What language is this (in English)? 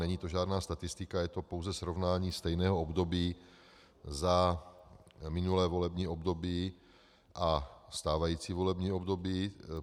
Czech